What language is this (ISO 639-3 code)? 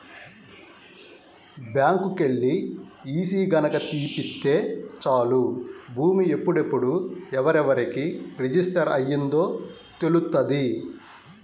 tel